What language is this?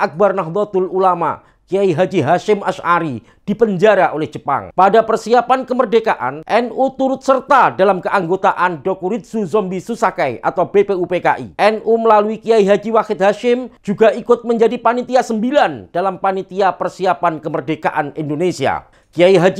Indonesian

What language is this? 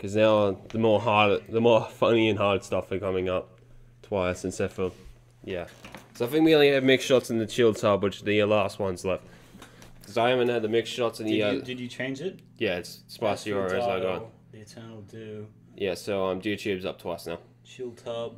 English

